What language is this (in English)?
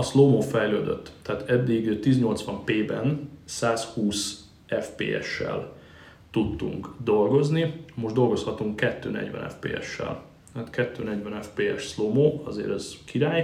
Hungarian